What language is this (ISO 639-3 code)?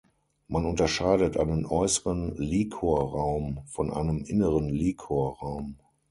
deu